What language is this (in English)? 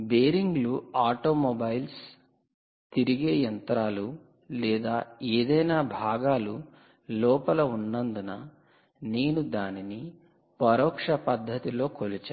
Telugu